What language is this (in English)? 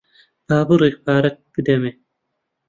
Central Kurdish